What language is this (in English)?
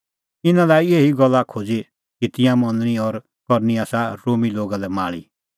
Kullu Pahari